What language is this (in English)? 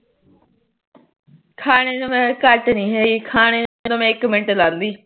Punjabi